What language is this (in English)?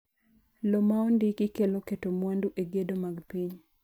Luo (Kenya and Tanzania)